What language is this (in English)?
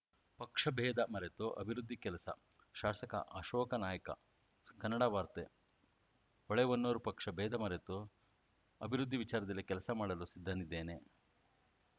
Kannada